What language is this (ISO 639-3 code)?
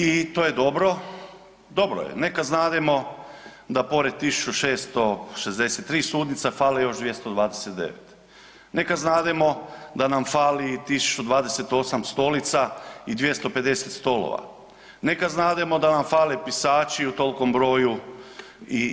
hrv